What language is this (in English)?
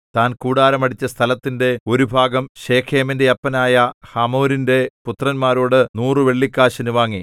Malayalam